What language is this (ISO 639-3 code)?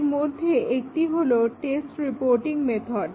ben